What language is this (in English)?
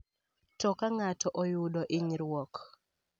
Luo (Kenya and Tanzania)